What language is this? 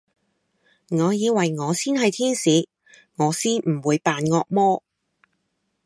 Cantonese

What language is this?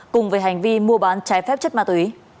Vietnamese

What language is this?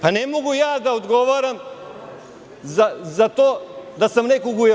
Serbian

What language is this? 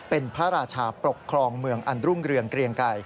Thai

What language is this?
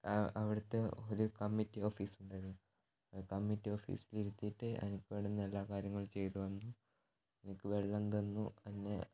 Malayalam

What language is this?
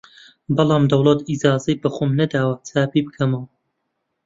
Central Kurdish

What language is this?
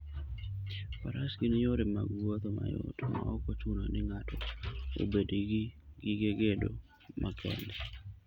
Luo (Kenya and Tanzania)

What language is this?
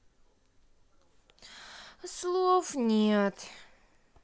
Russian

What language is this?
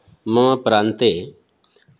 Sanskrit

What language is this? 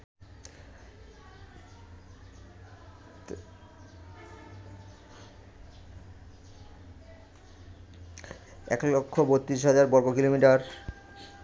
Bangla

